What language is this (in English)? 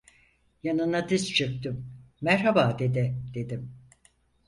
Turkish